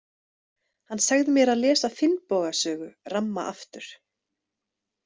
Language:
Icelandic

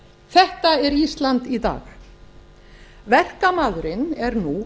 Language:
Icelandic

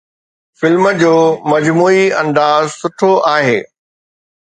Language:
Sindhi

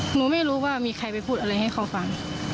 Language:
Thai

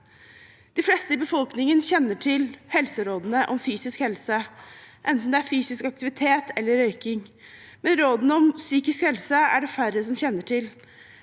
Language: Norwegian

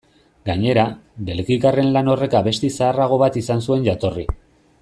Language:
Basque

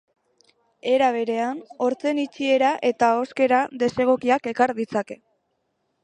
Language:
Basque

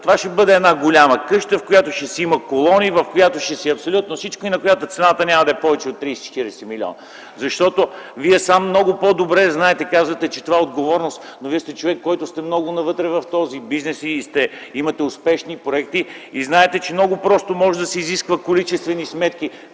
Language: Bulgarian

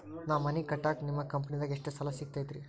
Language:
Kannada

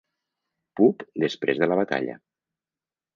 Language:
Catalan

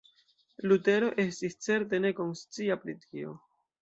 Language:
Esperanto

